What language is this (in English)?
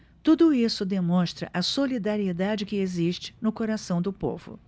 Portuguese